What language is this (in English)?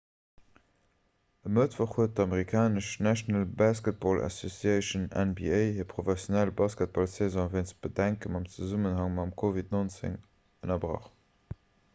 Luxembourgish